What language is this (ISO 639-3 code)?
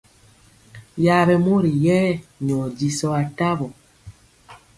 mcx